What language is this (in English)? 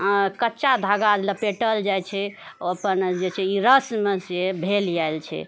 Maithili